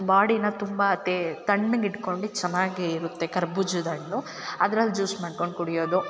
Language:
Kannada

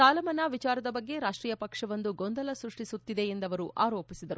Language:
Kannada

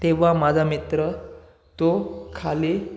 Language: Marathi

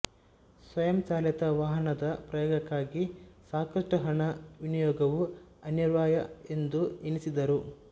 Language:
Kannada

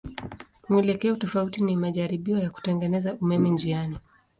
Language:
Swahili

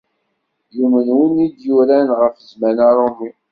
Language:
Kabyle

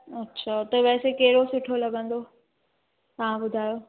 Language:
Sindhi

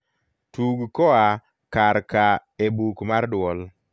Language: Luo (Kenya and Tanzania)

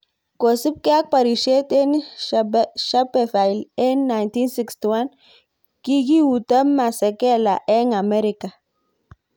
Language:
Kalenjin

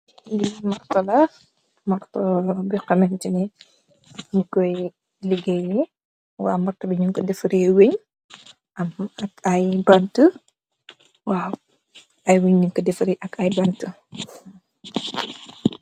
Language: Wolof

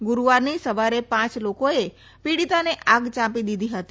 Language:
Gujarati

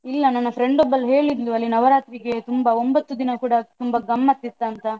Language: Kannada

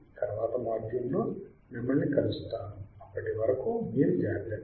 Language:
Telugu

